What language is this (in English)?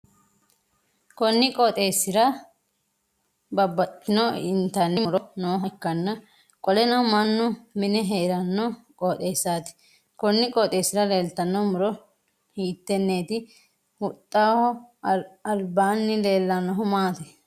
Sidamo